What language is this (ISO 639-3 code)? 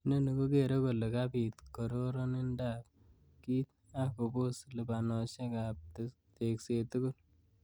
kln